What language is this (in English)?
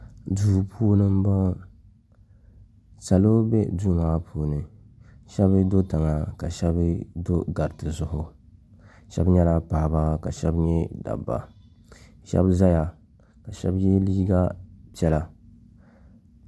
Dagbani